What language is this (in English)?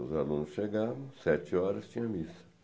Portuguese